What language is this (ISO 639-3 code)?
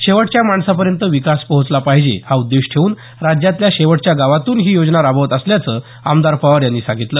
mar